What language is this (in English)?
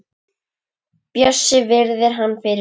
Icelandic